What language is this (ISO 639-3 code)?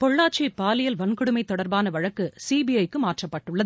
tam